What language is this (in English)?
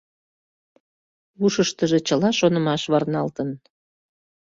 Mari